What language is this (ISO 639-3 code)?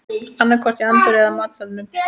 isl